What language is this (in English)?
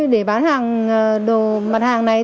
Vietnamese